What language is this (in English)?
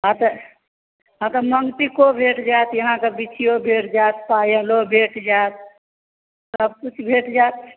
Maithili